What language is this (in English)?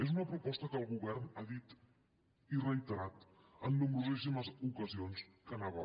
Catalan